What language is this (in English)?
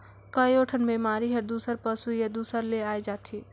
Chhattisgarhi